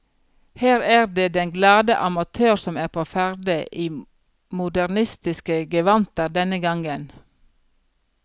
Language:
Norwegian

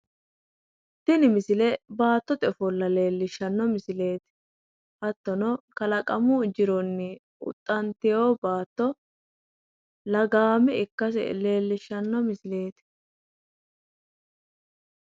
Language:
Sidamo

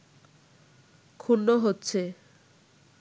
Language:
Bangla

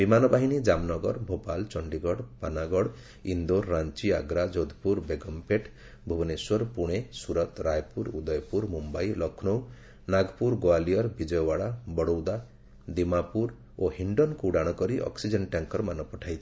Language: Odia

